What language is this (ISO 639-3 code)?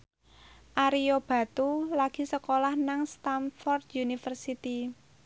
jav